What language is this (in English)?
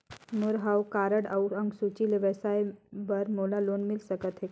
Chhattisgarhi